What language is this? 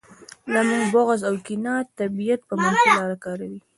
Pashto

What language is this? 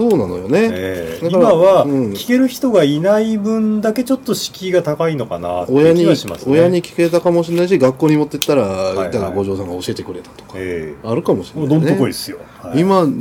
Japanese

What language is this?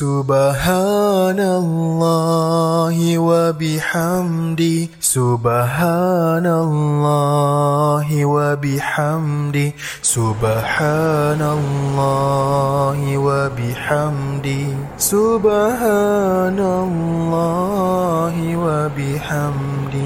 Malay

